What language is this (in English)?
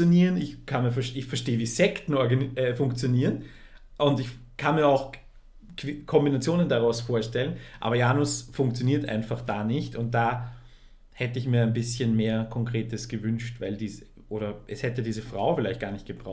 German